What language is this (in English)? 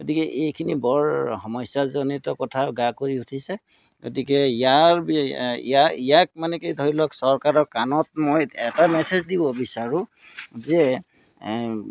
Assamese